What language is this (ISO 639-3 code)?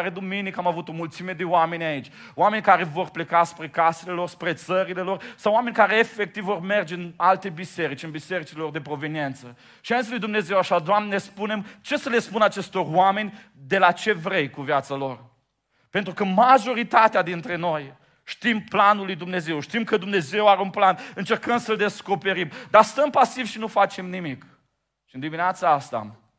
ron